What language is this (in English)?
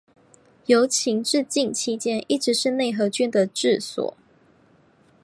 Chinese